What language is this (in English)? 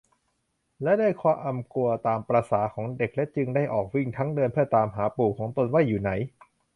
Thai